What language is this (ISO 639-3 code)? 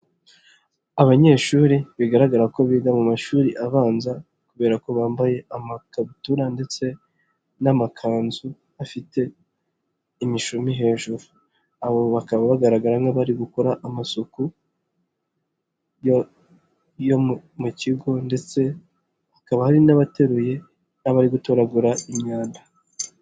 kin